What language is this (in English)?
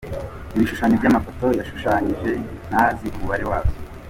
Kinyarwanda